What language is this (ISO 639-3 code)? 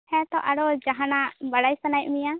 sat